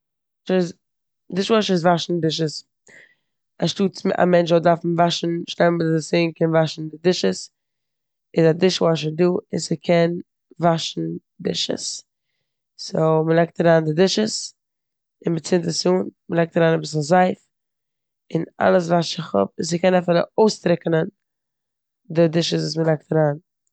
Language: Yiddish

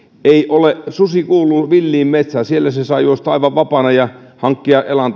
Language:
Finnish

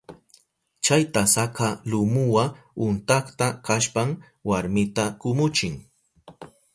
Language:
Southern Pastaza Quechua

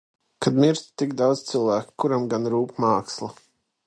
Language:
Latvian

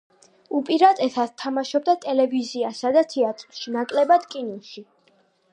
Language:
Georgian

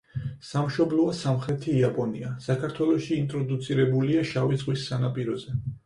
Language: Georgian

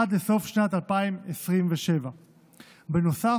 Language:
Hebrew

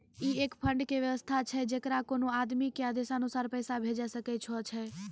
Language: Maithili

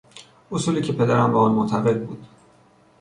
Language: Persian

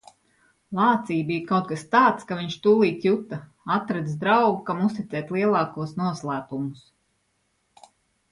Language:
Latvian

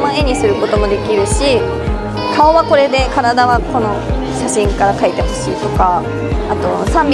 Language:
Japanese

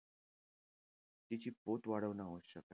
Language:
Marathi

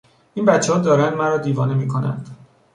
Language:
Persian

